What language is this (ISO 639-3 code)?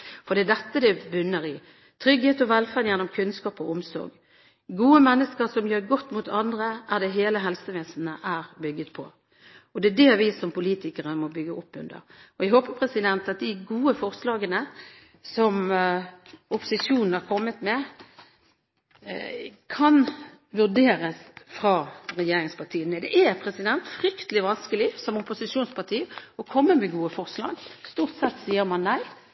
nob